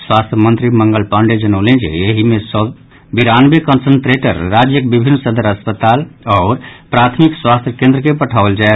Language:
Maithili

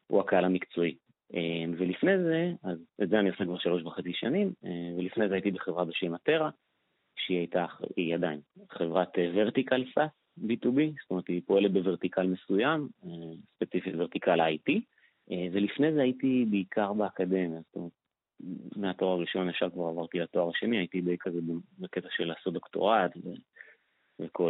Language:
Hebrew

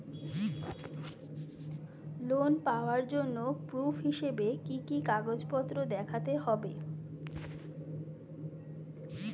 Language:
Bangla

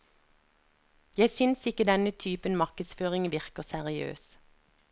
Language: Norwegian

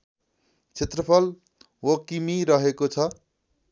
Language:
Nepali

